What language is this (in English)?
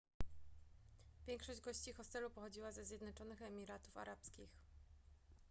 Polish